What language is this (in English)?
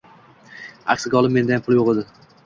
Uzbek